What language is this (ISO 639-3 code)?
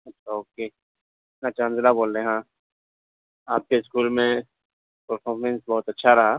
urd